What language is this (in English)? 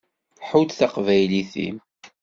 Kabyle